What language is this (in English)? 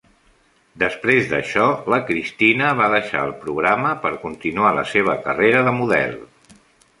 Catalan